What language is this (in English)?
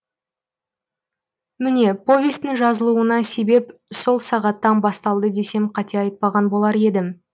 Kazakh